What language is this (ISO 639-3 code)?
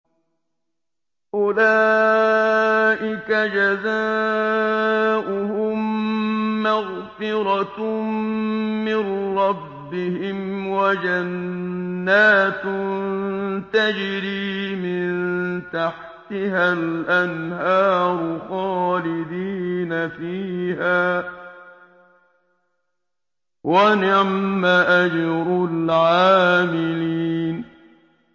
ara